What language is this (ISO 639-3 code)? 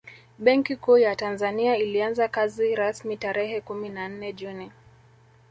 swa